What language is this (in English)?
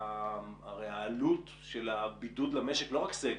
Hebrew